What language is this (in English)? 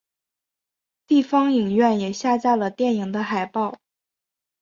Chinese